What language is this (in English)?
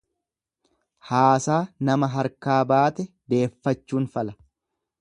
Oromo